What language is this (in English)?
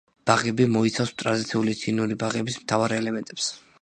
Georgian